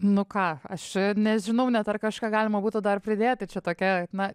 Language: Lithuanian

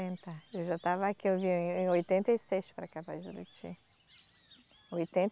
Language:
Portuguese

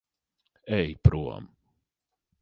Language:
Latvian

